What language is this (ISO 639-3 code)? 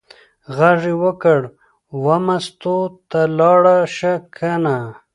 pus